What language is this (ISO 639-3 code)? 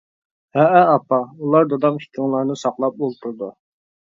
uig